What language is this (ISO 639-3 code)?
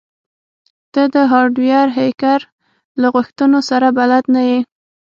pus